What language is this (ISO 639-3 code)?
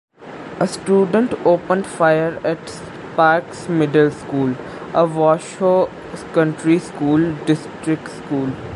eng